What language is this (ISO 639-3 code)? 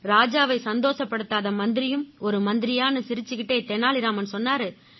tam